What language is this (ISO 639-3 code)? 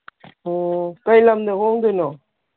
mni